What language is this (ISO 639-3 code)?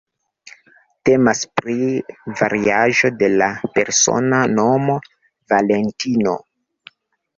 epo